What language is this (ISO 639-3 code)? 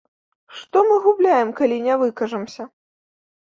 bel